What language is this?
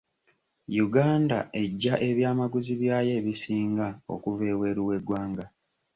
Ganda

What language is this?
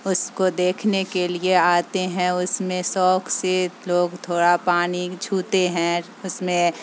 Urdu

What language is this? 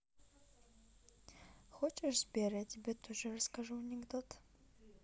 Russian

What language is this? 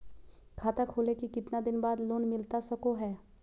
Magahi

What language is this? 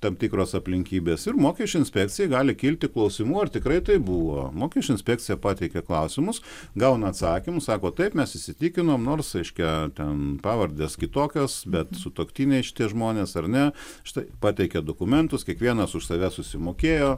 Lithuanian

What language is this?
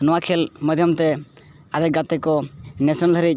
Santali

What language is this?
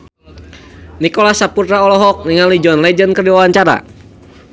Sundanese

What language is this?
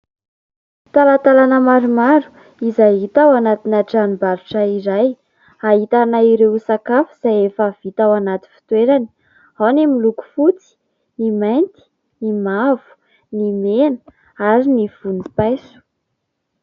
Malagasy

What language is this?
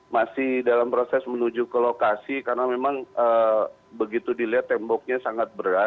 Indonesian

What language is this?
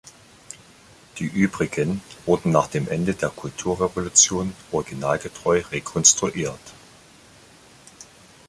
German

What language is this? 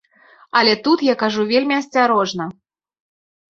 Belarusian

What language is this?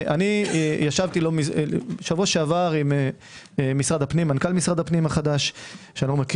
Hebrew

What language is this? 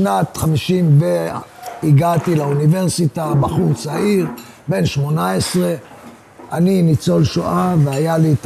Hebrew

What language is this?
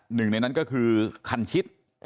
Thai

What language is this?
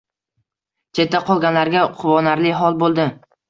Uzbek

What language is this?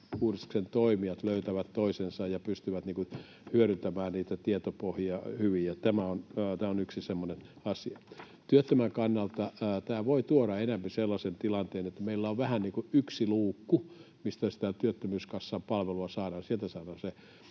Finnish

